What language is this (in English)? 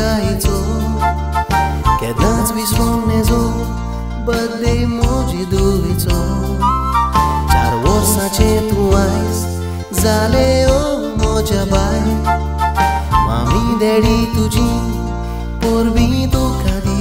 Hindi